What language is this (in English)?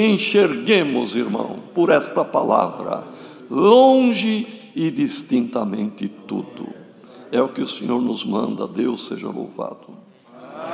Portuguese